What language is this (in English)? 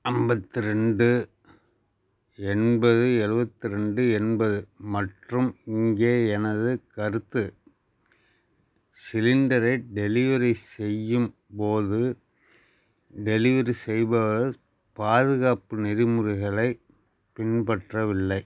Tamil